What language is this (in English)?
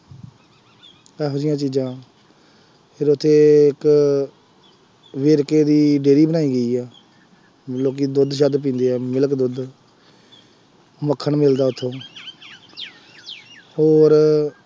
Punjabi